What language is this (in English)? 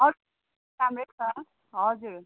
Nepali